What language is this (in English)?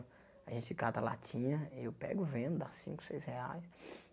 Portuguese